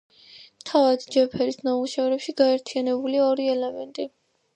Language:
Georgian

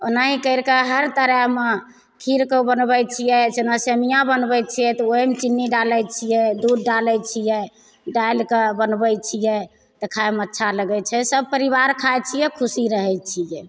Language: Maithili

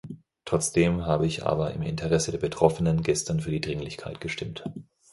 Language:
German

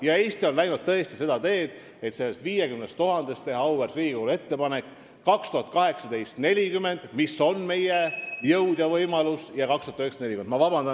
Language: Estonian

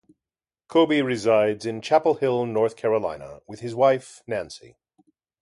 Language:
English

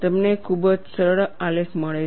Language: Gujarati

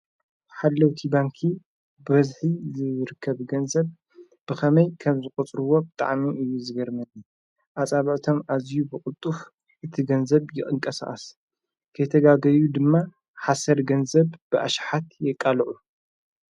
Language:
Tigrinya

